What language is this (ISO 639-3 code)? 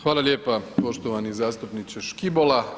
hrv